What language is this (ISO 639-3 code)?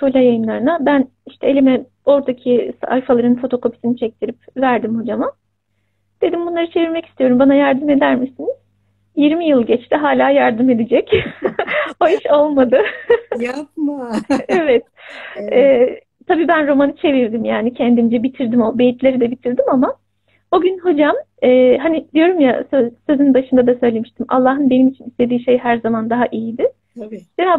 tur